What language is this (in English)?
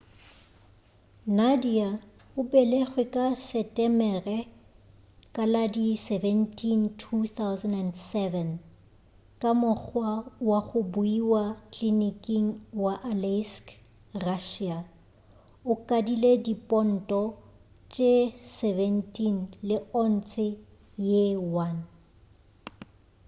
Northern Sotho